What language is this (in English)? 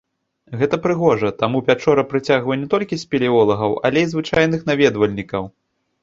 Belarusian